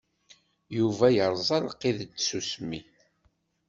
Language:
Kabyle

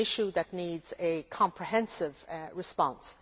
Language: English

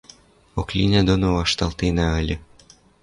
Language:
Western Mari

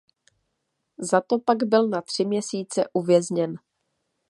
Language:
Czech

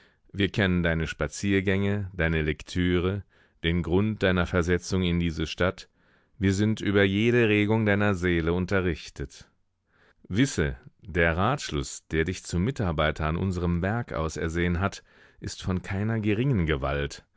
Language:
German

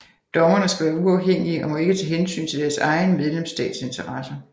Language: Danish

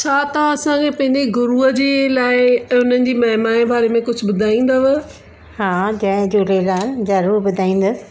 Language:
Sindhi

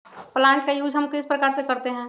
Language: Magahi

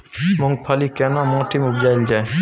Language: Maithili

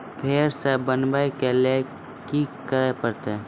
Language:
Maithili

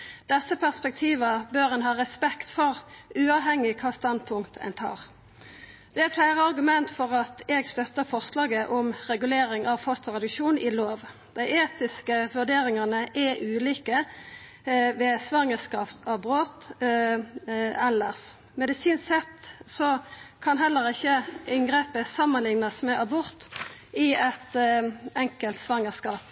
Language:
Norwegian Nynorsk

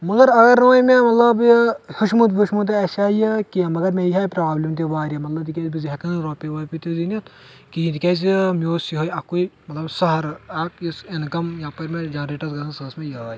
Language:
Kashmiri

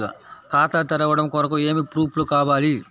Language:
Telugu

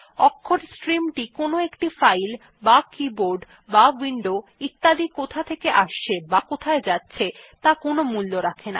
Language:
Bangla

